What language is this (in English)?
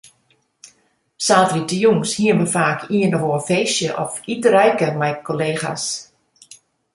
Western Frisian